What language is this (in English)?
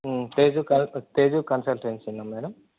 Telugu